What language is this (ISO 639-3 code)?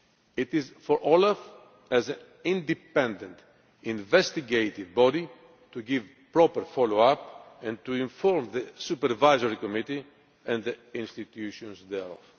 eng